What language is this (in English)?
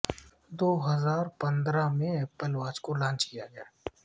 Urdu